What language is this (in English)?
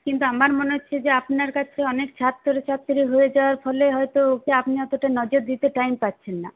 Bangla